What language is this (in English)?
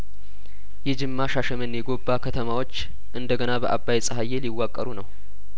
Amharic